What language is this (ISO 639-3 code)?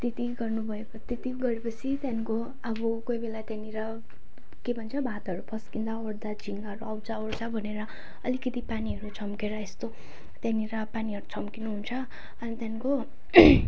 nep